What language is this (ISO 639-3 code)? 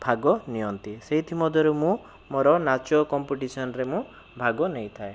ori